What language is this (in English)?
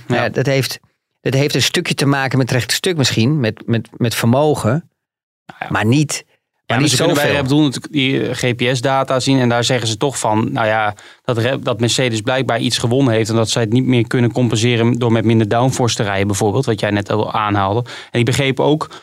Dutch